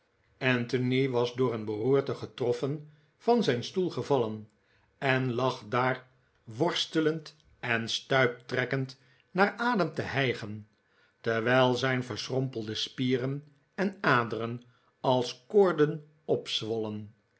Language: Dutch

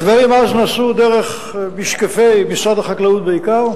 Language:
Hebrew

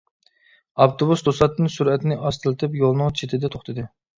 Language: Uyghur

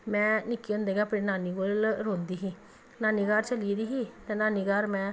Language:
Dogri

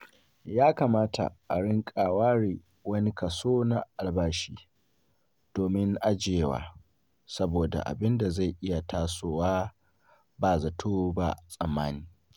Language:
Hausa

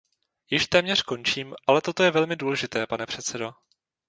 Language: Czech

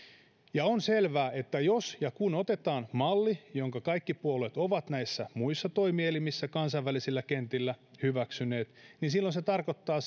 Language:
Finnish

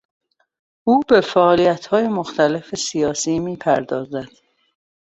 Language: Persian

